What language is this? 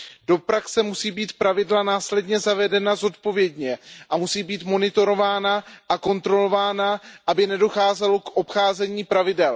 Czech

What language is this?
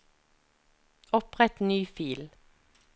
Norwegian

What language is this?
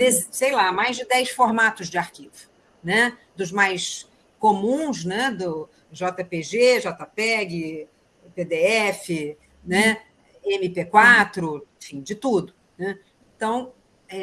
Portuguese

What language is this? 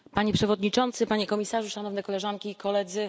Polish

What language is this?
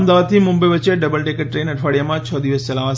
Gujarati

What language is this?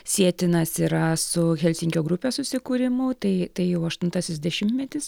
Lithuanian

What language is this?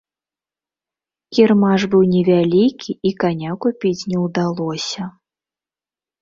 Belarusian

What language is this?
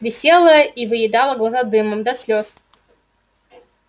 Russian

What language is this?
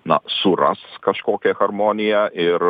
Lithuanian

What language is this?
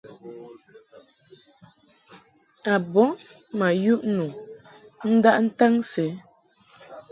Mungaka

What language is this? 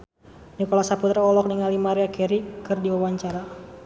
Sundanese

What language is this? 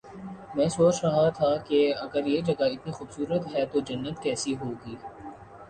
Urdu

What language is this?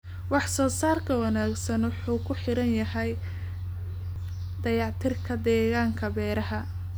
Somali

